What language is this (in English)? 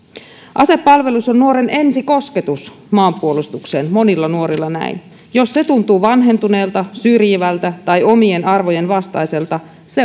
Finnish